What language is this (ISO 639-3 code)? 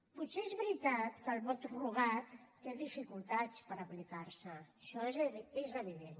cat